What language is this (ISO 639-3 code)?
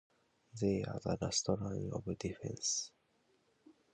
eng